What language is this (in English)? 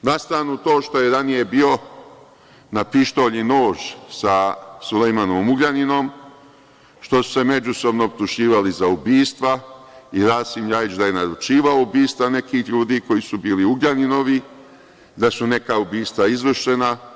Serbian